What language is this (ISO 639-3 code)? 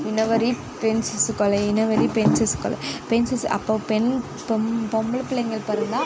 tam